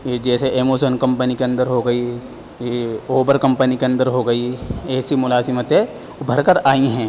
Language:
Urdu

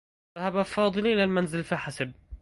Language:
Arabic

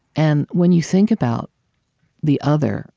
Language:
English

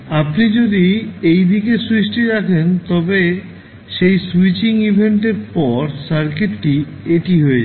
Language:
Bangla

